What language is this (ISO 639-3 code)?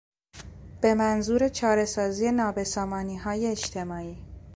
fas